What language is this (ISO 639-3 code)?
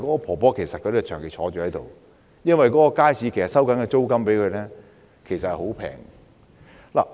yue